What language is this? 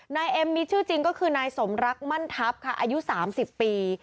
Thai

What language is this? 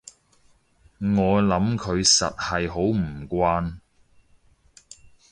Cantonese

